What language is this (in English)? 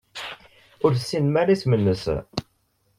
Kabyle